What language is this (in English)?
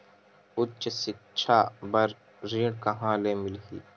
Chhattisgarhi